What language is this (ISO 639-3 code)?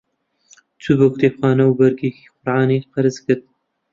ckb